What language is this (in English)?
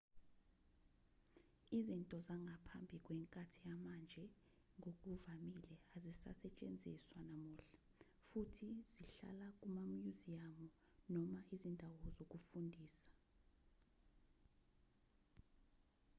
Zulu